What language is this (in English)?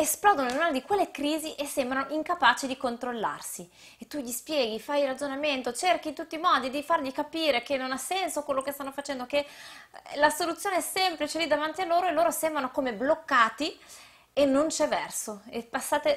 Italian